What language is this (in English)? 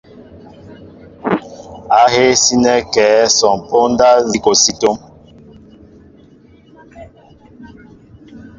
Mbo (Cameroon)